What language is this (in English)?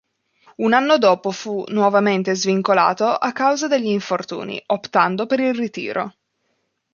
Italian